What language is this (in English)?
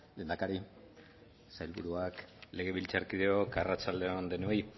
Basque